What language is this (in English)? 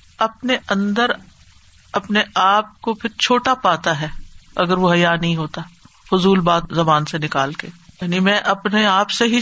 Urdu